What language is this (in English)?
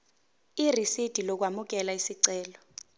Zulu